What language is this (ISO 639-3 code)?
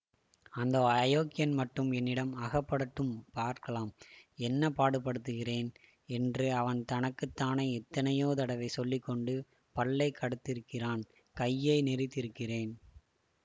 tam